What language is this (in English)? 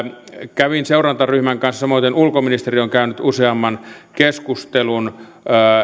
Finnish